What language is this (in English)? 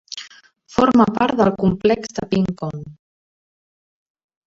Catalan